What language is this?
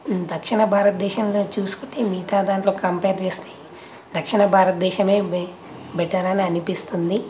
Telugu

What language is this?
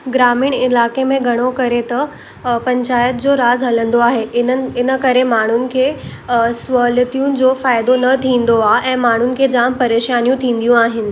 Sindhi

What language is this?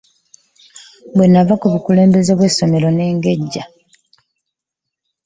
Ganda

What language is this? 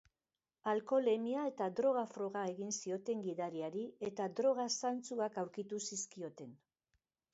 Basque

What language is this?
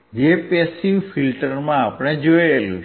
Gujarati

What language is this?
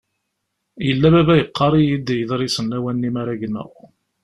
Kabyle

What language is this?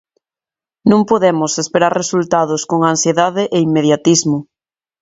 Galician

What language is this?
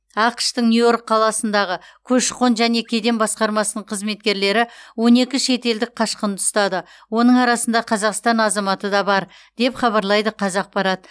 Kazakh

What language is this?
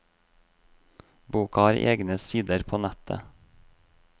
Norwegian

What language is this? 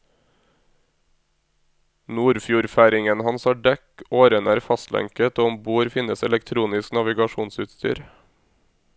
Norwegian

